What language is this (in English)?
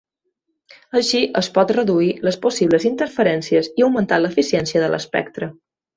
Catalan